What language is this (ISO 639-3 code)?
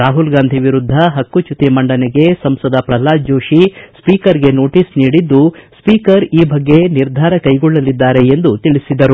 kan